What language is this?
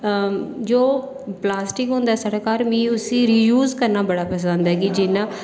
Dogri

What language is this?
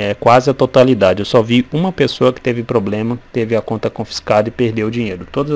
Portuguese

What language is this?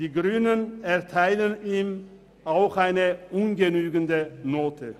Swiss German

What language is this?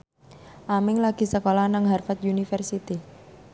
Javanese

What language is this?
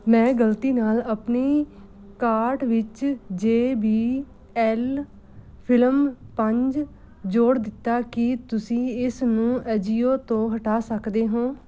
Punjabi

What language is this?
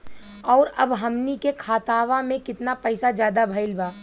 Bhojpuri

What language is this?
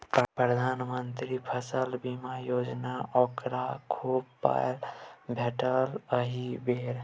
Maithili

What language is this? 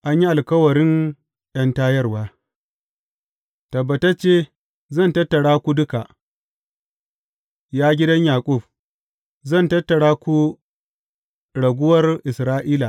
Hausa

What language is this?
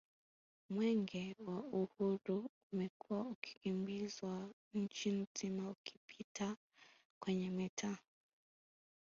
Swahili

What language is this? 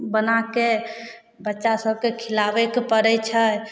Maithili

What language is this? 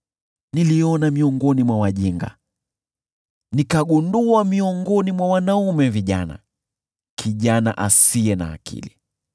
Swahili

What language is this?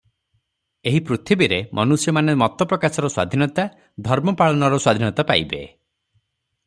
Odia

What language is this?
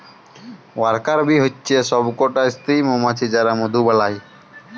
Bangla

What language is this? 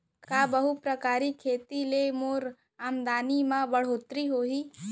Chhattisgarhi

